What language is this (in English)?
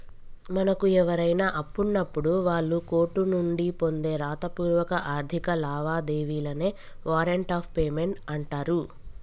Telugu